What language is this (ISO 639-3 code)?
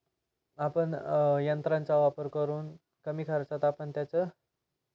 mar